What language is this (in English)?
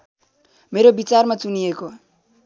Nepali